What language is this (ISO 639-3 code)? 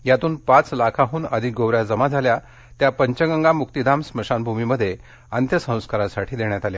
mar